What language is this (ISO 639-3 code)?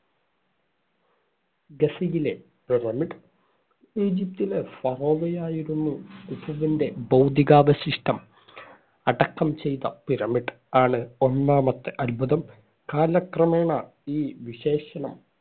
mal